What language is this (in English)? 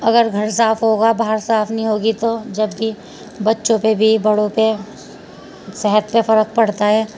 Urdu